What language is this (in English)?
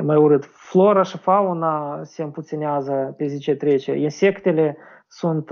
Romanian